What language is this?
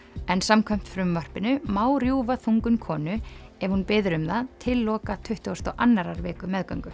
Icelandic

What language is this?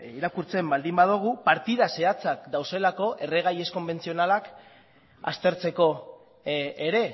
Basque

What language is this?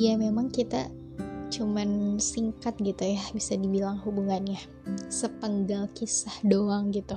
Indonesian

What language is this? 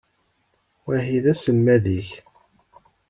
Kabyle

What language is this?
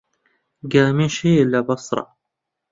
Central Kurdish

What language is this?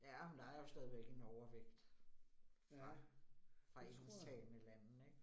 Danish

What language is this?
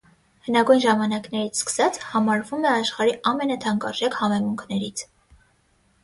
Armenian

